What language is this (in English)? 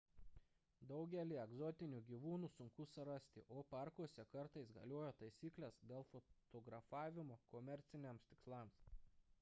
Lithuanian